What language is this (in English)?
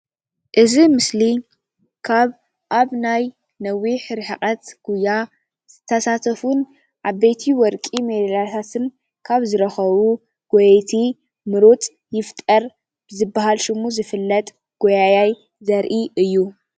Tigrinya